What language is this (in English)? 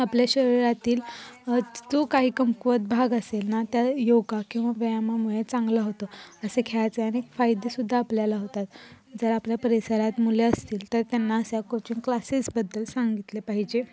Marathi